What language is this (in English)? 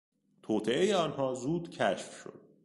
Persian